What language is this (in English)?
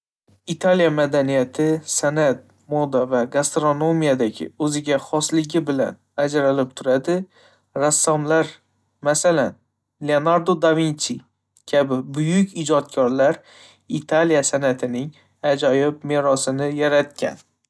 Uzbek